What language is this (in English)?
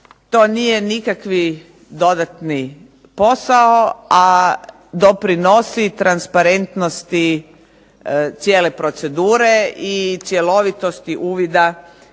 Croatian